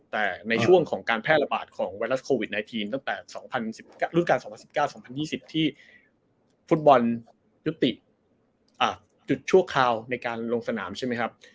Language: Thai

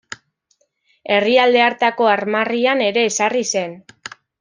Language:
Basque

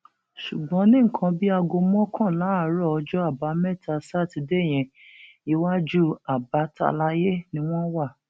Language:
Yoruba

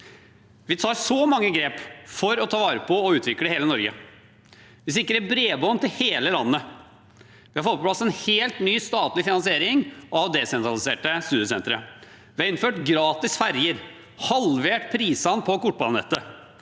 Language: Norwegian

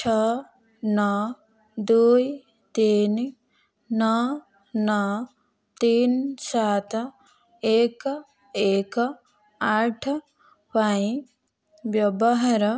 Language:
Odia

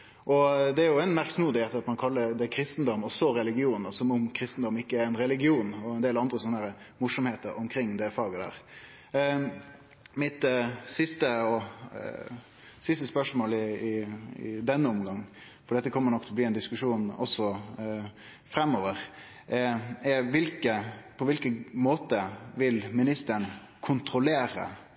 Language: Norwegian Nynorsk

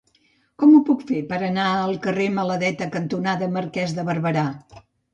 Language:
Catalan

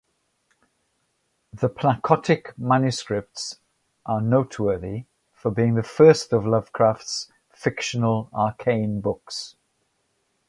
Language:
English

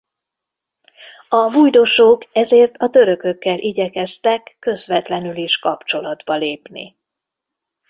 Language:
Hungarian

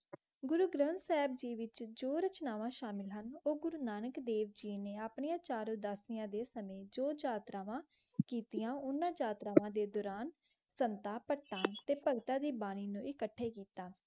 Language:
Punjabi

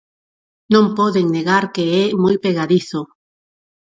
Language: Galician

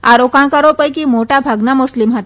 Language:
Gujarati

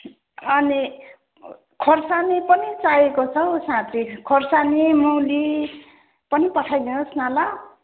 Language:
Nepali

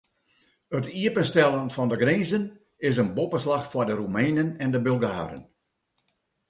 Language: Western Frisian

